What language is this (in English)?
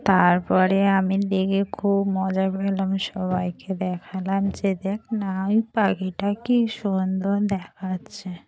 Bangla